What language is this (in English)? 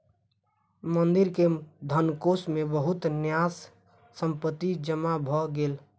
Maithili